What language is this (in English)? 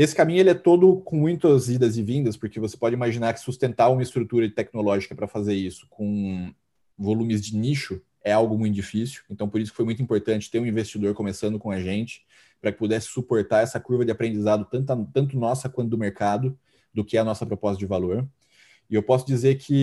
Portuguese